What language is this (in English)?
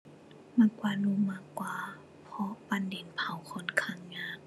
Thai